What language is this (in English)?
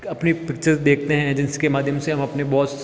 Hindi